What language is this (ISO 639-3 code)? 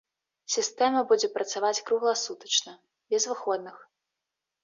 bel